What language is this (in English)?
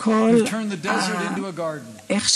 Hebrew